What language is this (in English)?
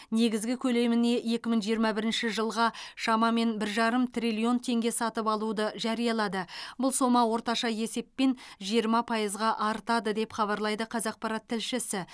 Kazakh